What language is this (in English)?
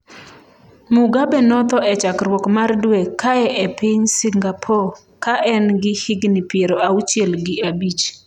Luo (Kenya and Tanzania)